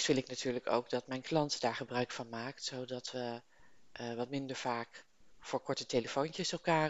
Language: Dutch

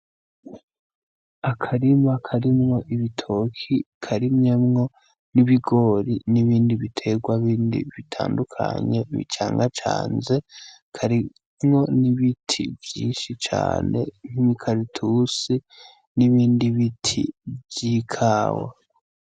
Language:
Rundi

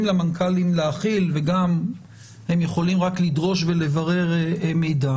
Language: Hebrew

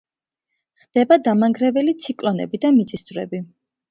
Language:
Georgian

